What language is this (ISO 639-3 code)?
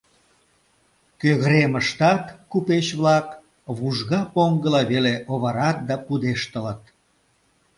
chm